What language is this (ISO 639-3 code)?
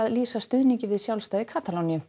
isl